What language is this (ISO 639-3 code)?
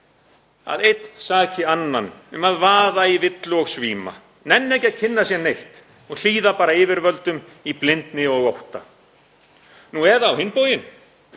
isl